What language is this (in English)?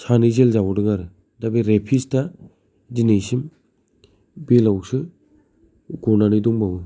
Bodo